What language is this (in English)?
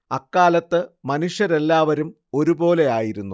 Malayalam